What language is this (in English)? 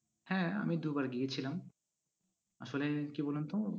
Bangla